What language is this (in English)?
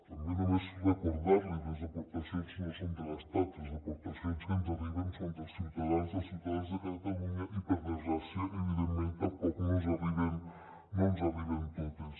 Catalan